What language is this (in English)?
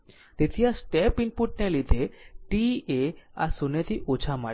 Gujarati